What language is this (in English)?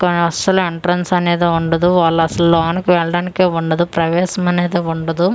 Telugu